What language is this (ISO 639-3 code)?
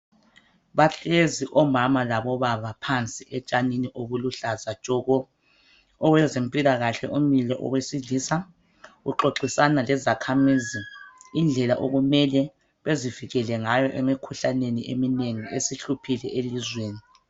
nde